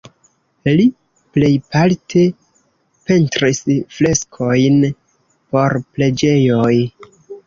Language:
Esperanto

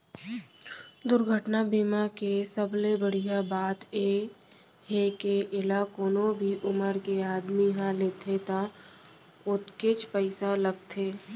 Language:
Chhattisgarhi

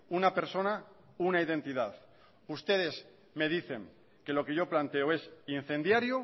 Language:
Spanish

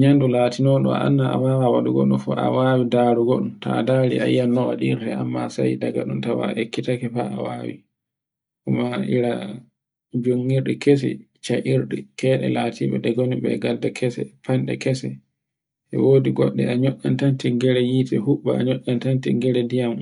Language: Borgu Fulfulde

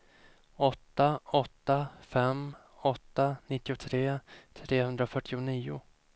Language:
Swedish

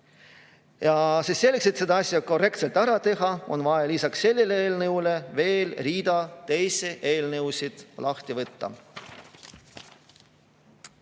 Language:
Estonian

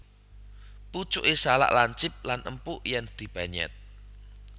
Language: Javanese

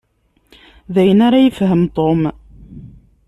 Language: Kabyle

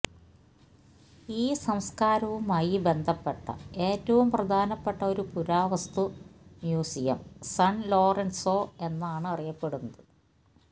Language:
Malayalam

